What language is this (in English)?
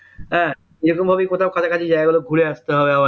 Bangla